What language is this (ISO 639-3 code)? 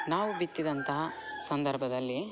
kan